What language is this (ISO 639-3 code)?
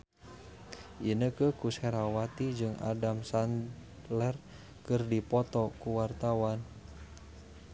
sun